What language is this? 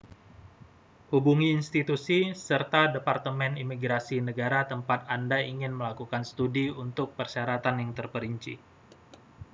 Indonesian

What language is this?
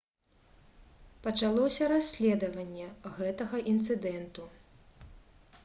Belarusian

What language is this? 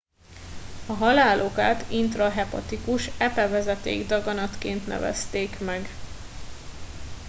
Hungarian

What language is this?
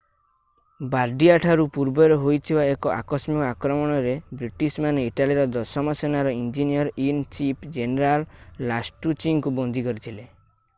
Odia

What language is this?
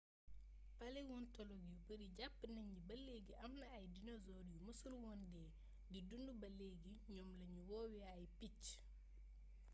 Wolof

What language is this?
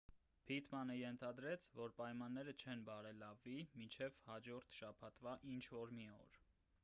Armenian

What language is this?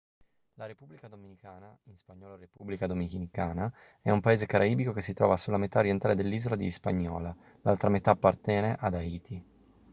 Italian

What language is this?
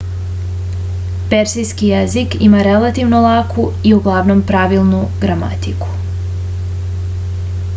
Serbian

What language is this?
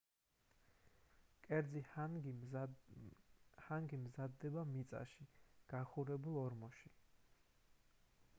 Georgian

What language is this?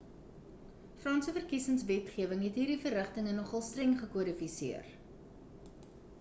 Afrikaans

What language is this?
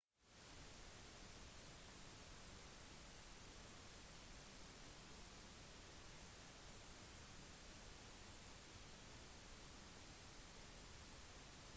Norwegian Bokmål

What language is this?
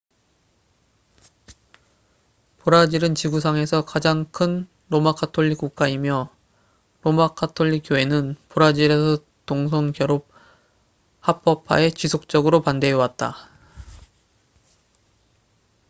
Korean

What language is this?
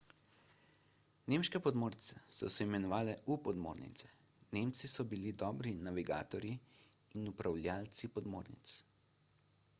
Slovenian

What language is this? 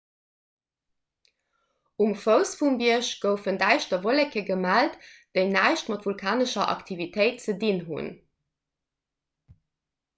Luxembourgish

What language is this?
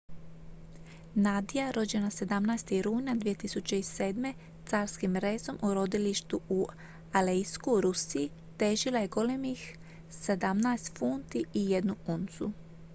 Croatian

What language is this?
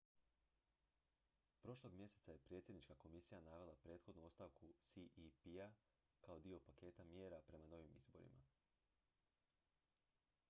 Croatian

